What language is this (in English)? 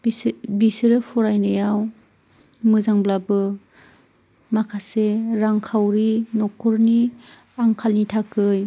Bodo